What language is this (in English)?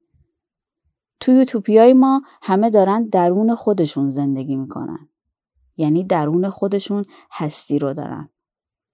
Persian